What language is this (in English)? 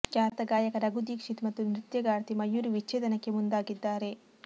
Kannada